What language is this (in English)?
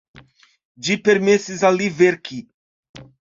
Esperanto